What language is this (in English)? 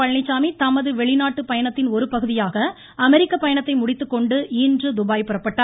Tamil